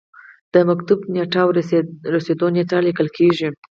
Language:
Pashto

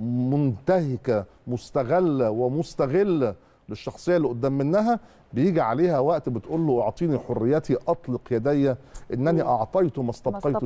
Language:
Arabic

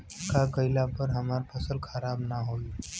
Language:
Bhojpuri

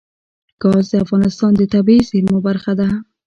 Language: Pashto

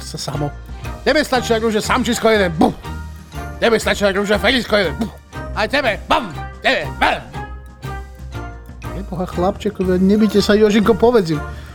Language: Slovak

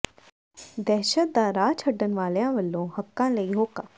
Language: Punjabi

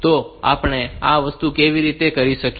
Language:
Gujarati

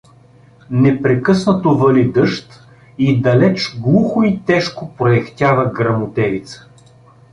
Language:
Bulgarian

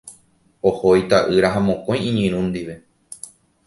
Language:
Guarani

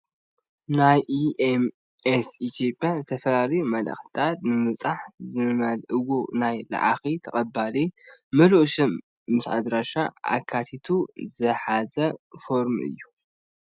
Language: Tigrinya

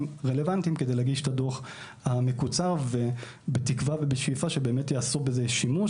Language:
Hebrew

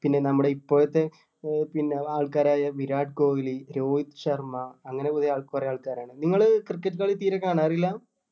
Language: Malayalam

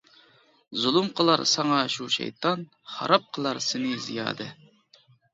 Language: Uyghur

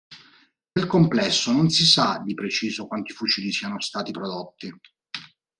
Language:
Italian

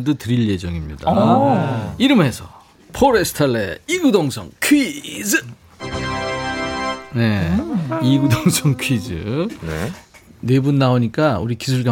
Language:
Korean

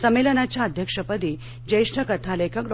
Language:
Marathi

